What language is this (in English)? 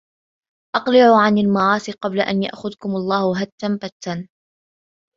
Arabic